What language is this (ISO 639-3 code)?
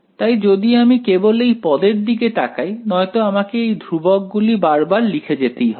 ben